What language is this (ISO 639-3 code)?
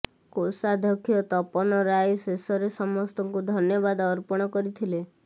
ori